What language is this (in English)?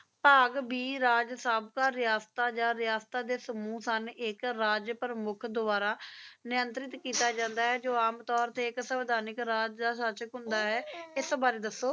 Punjabi